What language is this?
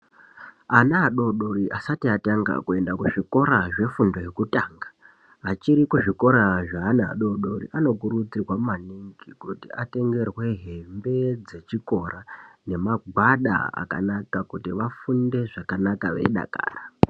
Ndau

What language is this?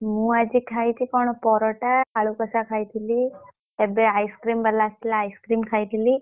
Odia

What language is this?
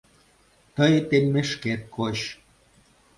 Mari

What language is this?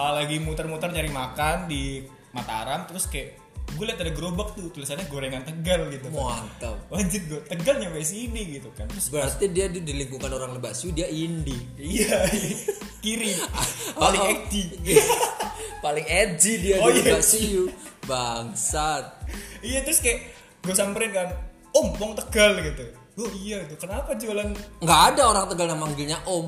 Indonesian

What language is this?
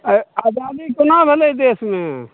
Maithili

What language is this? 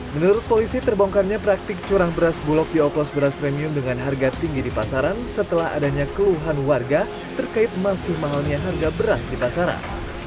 Indonesian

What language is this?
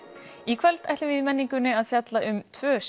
Icelandic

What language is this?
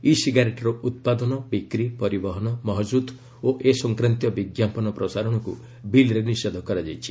Odia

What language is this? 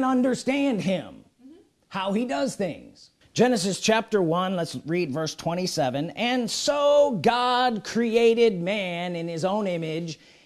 English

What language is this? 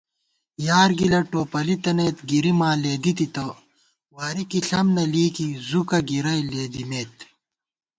Gawar-Bati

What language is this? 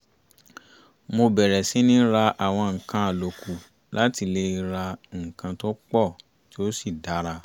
Yoruba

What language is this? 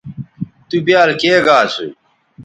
Bateri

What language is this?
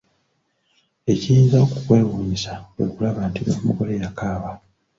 Ganda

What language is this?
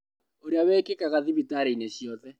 Kikuyu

